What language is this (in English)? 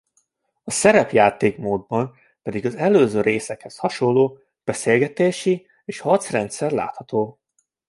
Hungarian